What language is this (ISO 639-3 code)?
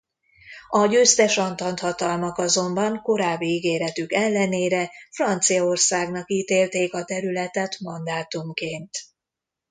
hun